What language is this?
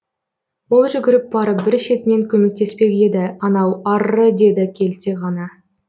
Kazakh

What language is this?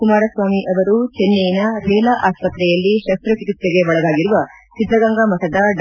Kannada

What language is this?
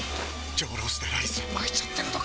Japanese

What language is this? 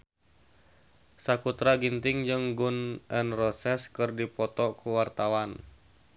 Sundanese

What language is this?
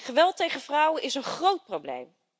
Dutch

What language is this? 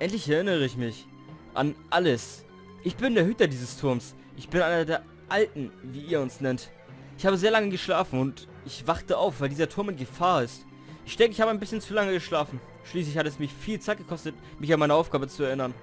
German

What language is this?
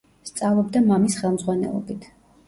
Georgian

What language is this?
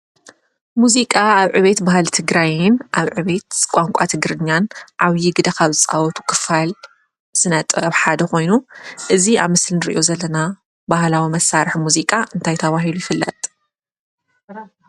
Tigrinya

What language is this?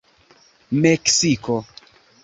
Esperanto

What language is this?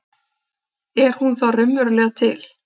Icelandic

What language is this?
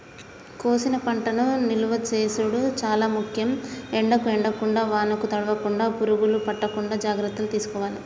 Telugu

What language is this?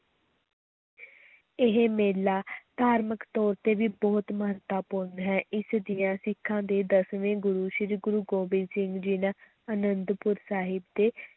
Punjabi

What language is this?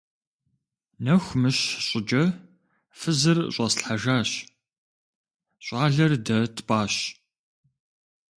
Kabardian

